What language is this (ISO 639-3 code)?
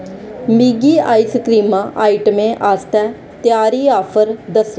doi